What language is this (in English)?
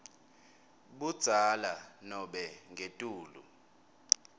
Swati